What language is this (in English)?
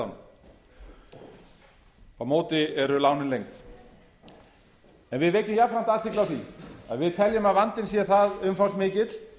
Icelandic